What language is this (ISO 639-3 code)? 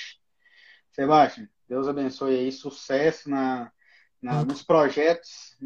por